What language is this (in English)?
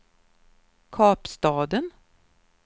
Swedish